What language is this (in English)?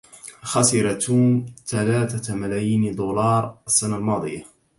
Arabic